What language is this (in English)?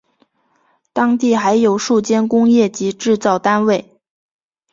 Chinese